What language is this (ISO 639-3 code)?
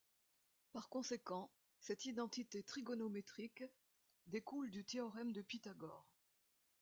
fra